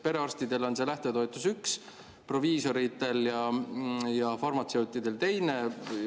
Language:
Estonian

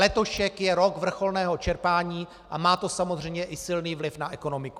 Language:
Czech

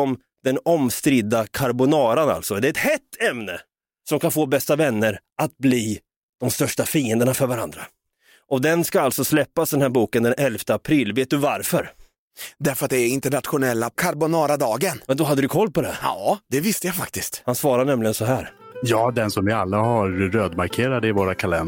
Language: Swedish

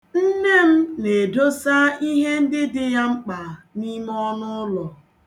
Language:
Igbo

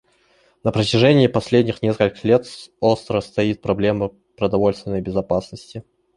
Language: Russian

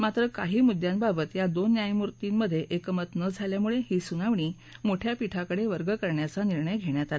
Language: Marathi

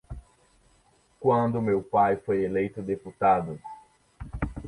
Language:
Portuguese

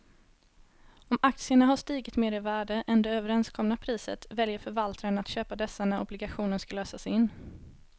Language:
Swedish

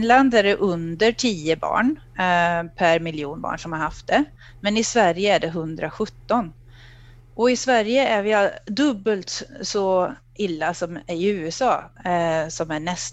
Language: Swedish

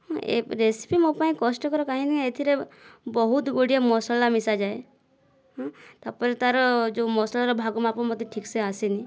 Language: Odia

